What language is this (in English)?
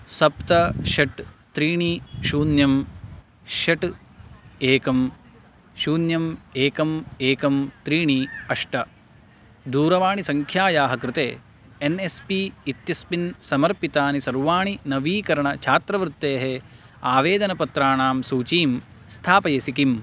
Sanskrit